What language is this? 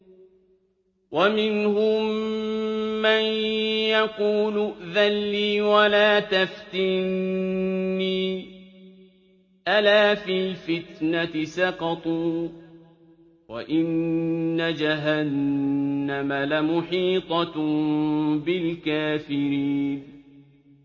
Arabic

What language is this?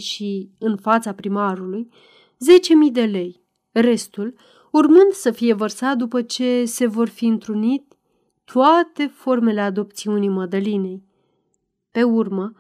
Romanian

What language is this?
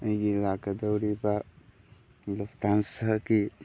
Manipuri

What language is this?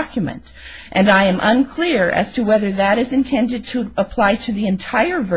English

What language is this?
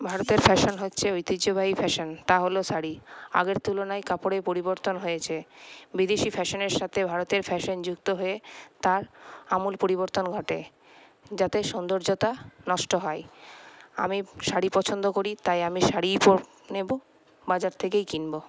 Bangla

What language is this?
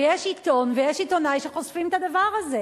Hebrew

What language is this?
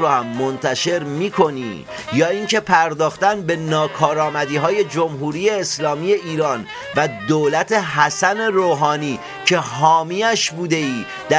Persian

